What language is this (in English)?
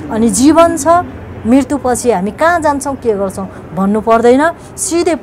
Turkish